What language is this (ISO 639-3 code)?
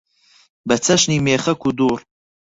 ckb